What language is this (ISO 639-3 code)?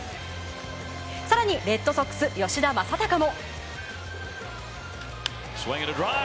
jpn